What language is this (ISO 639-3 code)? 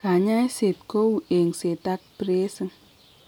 kln